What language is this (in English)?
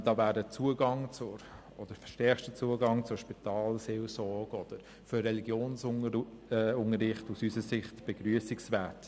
Swiss German